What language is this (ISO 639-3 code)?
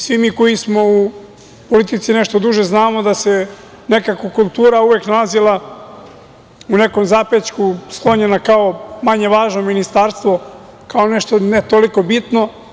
srp